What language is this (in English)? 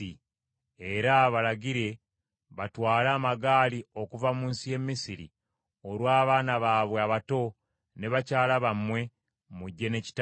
Ganda